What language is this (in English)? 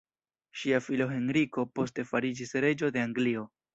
Esperanto